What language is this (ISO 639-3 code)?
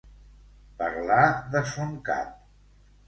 cat